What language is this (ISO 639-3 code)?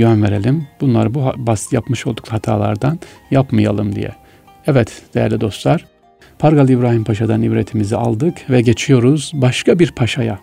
tur